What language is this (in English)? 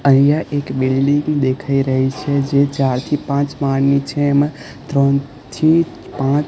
Gujarati